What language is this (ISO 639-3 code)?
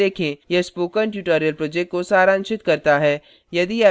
hin